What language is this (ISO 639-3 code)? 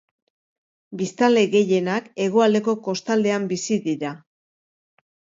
eus